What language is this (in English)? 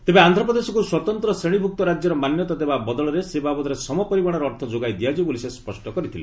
Odia